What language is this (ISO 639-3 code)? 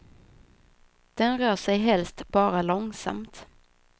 swe